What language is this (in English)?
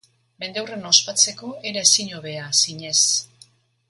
Basque